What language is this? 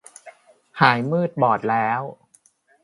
Thai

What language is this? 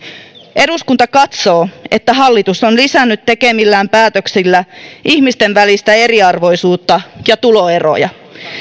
Finnish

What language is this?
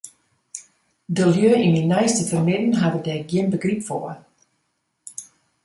Western Frisian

